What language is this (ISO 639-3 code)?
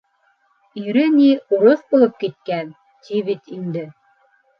bak